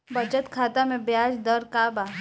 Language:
Bhojpuri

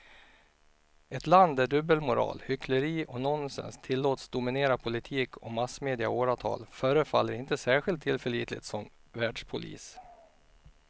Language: Swedish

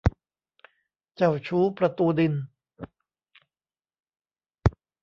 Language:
Thai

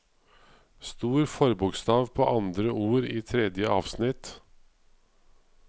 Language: Norwegian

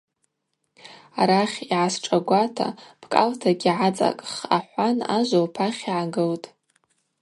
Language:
Abaza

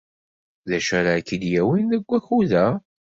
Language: Kabyle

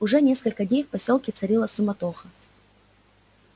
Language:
Russian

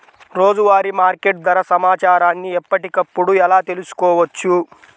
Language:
Telugu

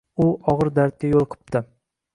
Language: Uzbek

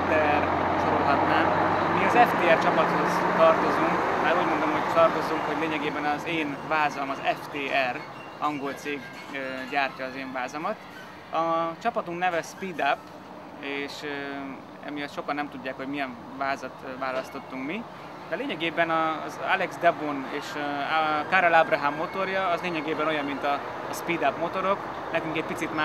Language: Hungarian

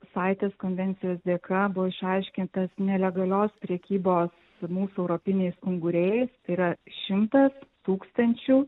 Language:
Lithuanian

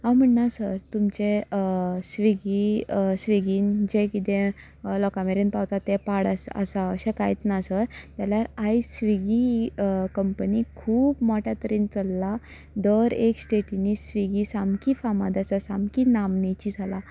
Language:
Konkani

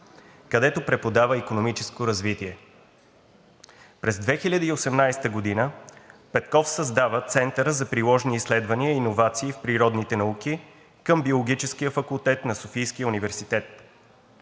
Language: Bulgarian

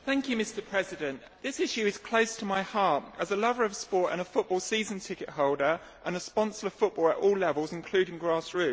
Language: English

